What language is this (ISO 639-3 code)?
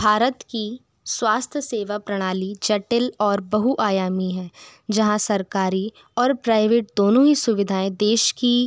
hin